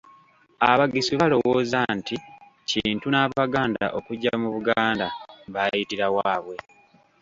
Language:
Ganda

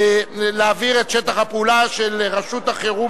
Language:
Hebrew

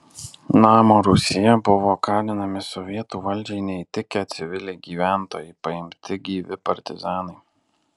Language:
Lithuanian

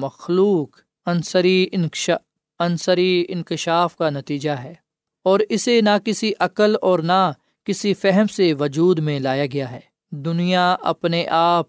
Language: Urdu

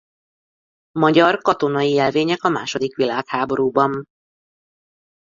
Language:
Hungarian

